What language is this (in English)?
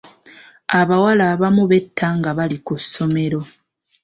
Ganda